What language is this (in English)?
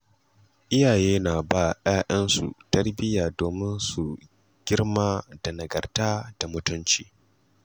Hausa